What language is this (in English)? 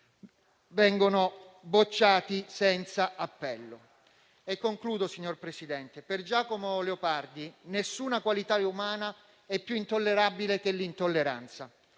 Italian